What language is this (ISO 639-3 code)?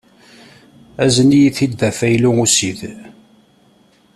kab